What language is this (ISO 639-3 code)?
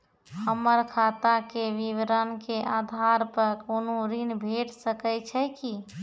mai